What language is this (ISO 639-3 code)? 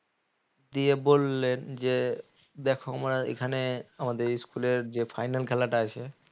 ben